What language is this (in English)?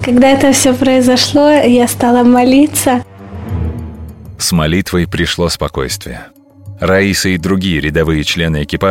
Russian